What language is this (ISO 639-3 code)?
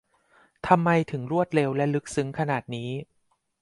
tha